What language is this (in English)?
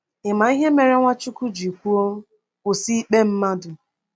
Igbo